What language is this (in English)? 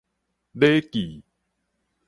Min Nan Chinese